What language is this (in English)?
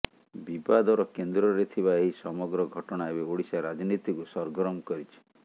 Odia